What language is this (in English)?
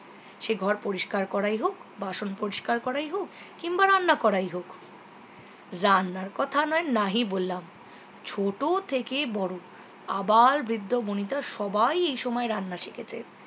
Bangla